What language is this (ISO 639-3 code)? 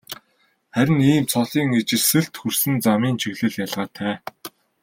mon